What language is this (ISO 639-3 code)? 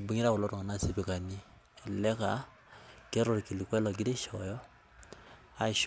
mas